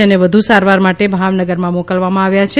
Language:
Gujarati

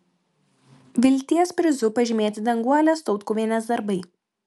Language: Lithuanian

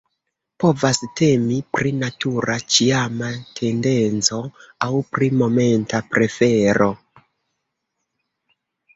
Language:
Esperanto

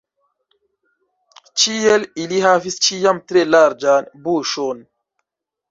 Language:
Esperanto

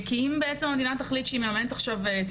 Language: Hebrew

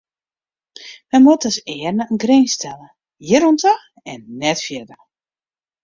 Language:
Western Frisian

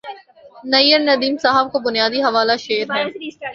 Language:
Urdu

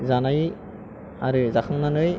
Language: Bodo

